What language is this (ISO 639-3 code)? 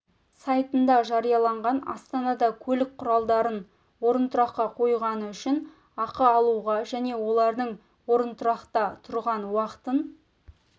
kaz